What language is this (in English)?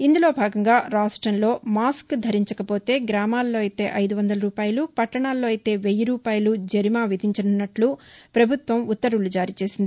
Telugu